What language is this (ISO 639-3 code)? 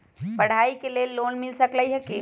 mag